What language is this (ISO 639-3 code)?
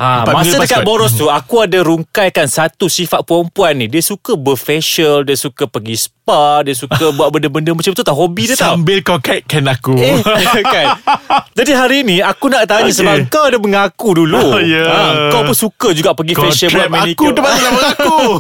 msa